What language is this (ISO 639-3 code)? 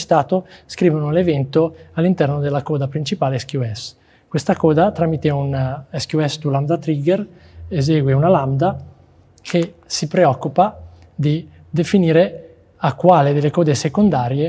ita